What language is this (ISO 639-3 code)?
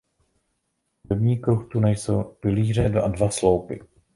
ces